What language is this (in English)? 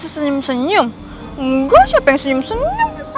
Indonesian